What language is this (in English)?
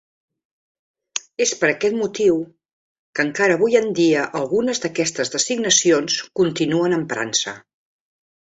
Catalan